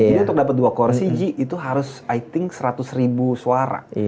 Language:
Indonesian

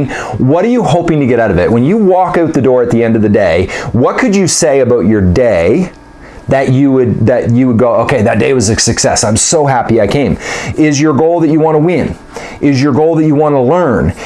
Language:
English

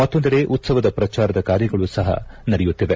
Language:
Kannada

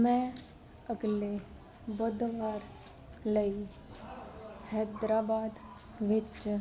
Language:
Punjabi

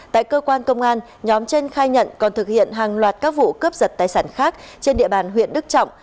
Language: Vietnamese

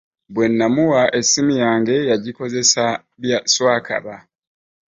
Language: Ganda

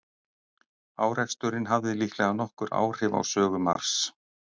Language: Icelandic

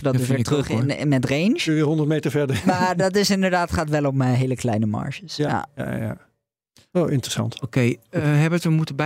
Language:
Dutch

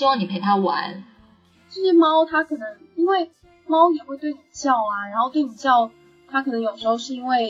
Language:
Chinese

